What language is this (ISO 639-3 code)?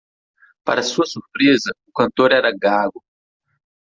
por